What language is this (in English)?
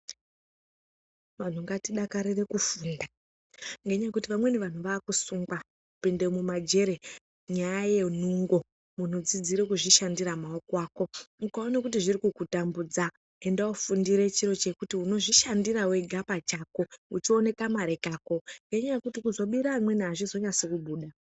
Ndau